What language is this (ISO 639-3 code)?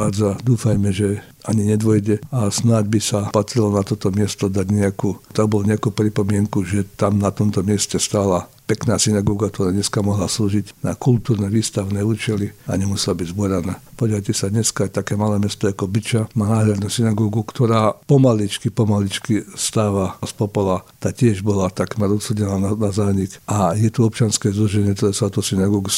slk